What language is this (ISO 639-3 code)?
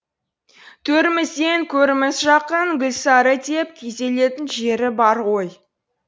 kaz